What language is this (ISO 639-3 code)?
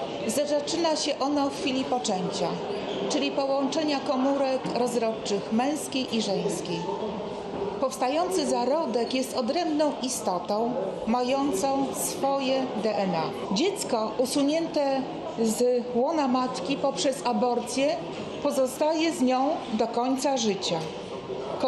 pol